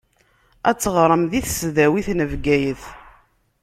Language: Kabyle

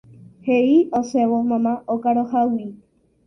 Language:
Guarani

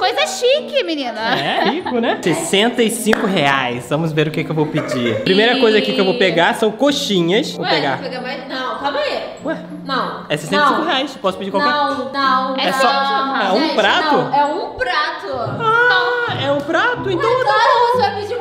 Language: Portuguese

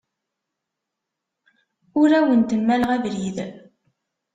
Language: Kabyle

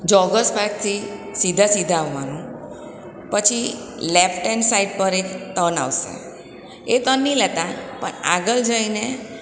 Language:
Gujarati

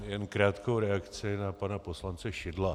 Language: Czech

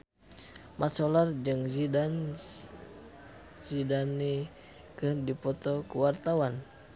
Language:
Sundanese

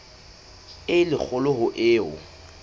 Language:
Southern Sotho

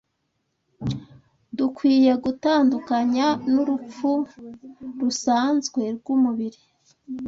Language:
Kinyarwanda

